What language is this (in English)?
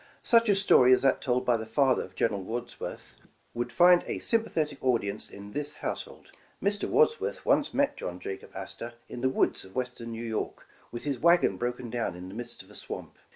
English